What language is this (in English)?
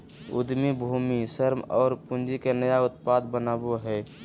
Magahi